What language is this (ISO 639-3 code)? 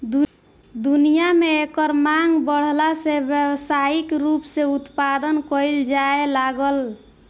bho